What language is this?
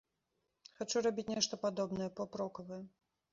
Belarusian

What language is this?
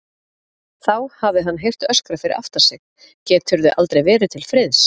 Icelandic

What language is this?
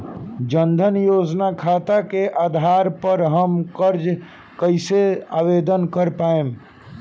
Bhojpuri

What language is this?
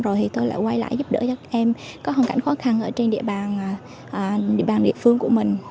Vietnamese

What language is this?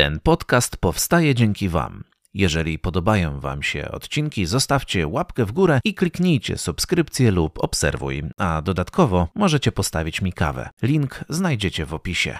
Polish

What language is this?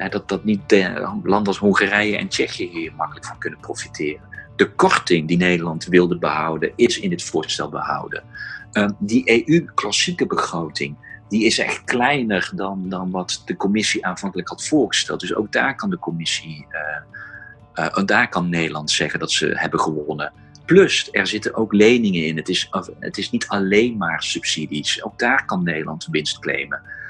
Dutch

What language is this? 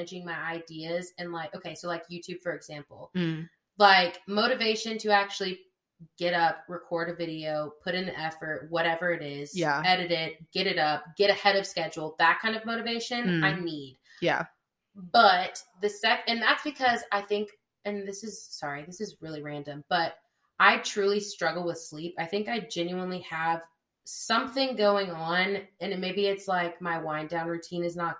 English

